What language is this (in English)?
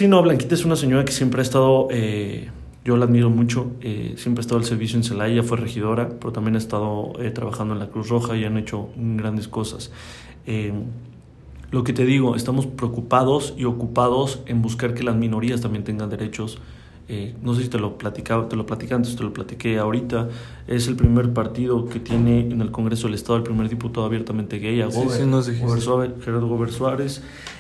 Spanish